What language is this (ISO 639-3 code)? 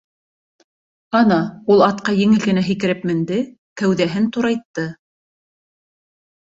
bak